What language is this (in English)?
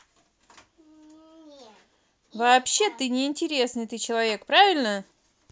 Russian